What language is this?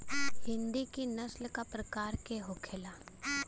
Bhojpuri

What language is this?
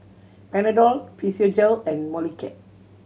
English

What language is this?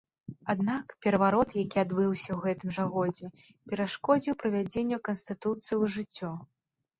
Belarusian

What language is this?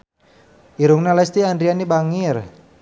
Sundanese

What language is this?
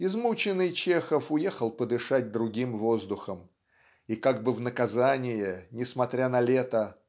Russian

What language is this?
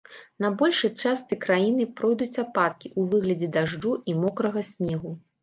Belarusian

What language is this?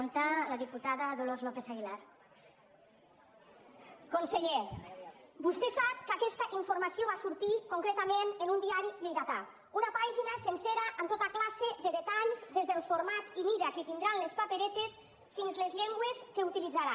Catalan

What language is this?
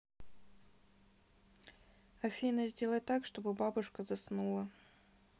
Russian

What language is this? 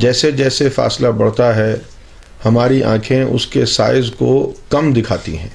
Urdu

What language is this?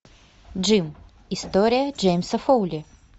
Russian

